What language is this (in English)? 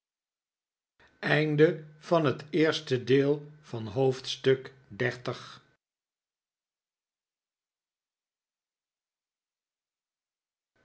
Dutch